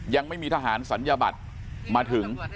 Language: Thai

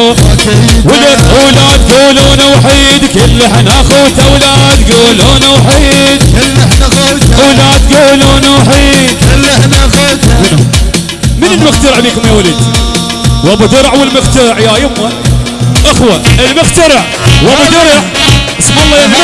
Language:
Arabic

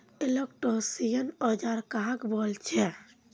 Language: Magahi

